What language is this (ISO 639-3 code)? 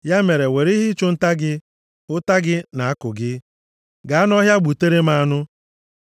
ibo